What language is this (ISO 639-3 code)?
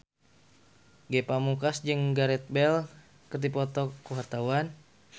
sun